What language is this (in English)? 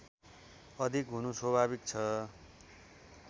Nepali